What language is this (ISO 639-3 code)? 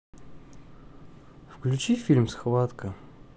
rus